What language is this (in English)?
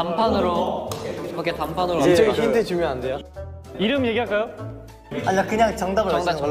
Korean